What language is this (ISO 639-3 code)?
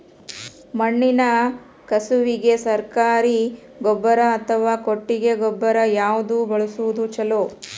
kan